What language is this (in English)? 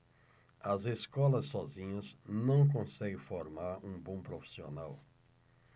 Portuguese